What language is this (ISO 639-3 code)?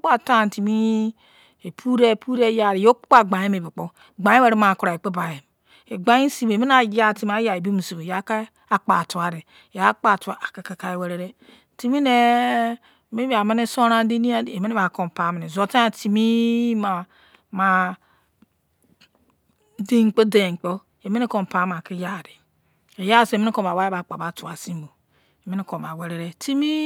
ijc